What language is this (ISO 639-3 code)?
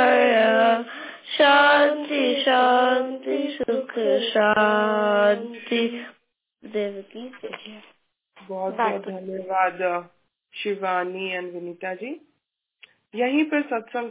hin